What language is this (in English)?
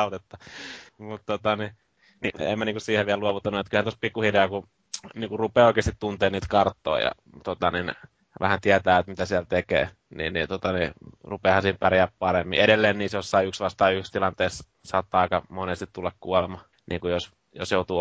Finnish